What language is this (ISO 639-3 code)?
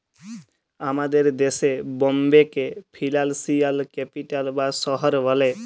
ben